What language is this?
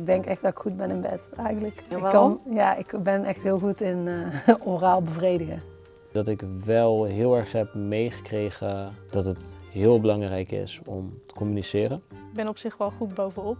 Dutch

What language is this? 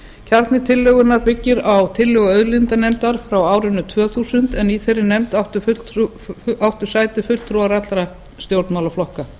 Icelandic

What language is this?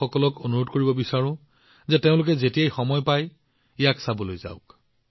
Assamese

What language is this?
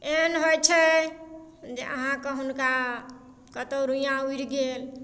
Maithili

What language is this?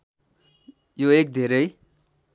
Nepali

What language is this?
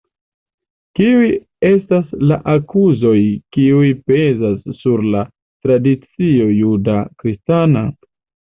Esperanto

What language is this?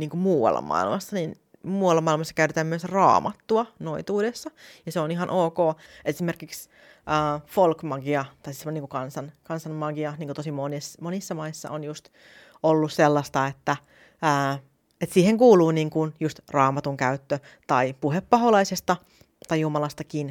Finnish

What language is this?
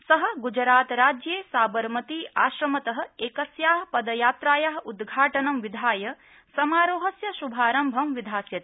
Sanskrit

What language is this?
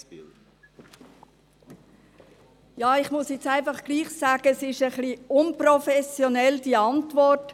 Swiss German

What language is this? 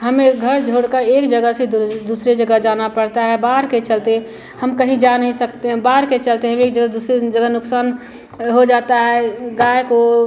Hindi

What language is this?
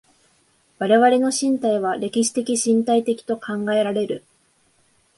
Japanese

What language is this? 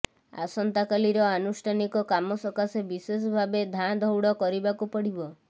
Odia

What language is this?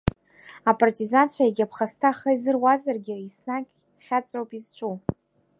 Abkhazian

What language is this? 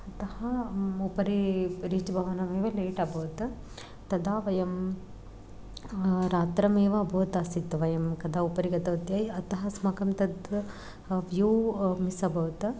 Sanskrit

